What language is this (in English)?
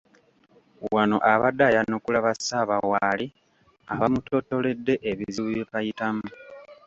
Ganda